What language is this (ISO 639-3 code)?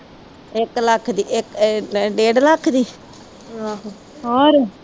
pan